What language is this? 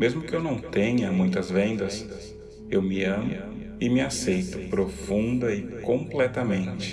Portuguese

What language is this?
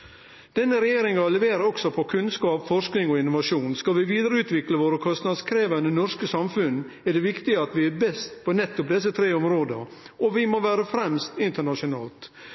Norwegian Nynorsk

